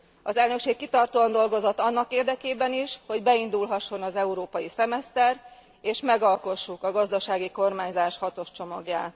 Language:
Hungarian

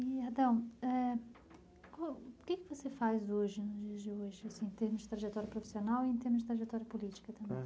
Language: Portuguese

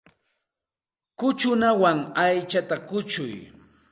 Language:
Santa Ana de Tusi Pasco Quechua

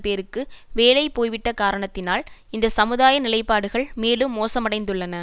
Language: Tamil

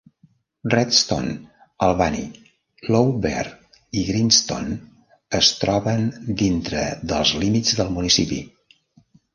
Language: Catalan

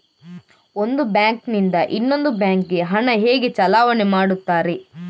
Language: Kannada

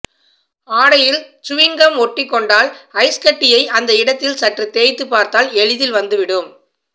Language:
Tamil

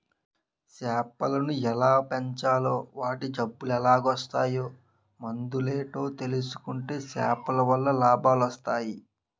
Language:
Telugu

